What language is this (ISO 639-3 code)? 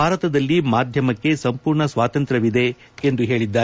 kan